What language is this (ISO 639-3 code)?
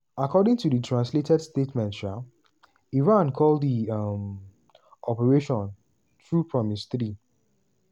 pcm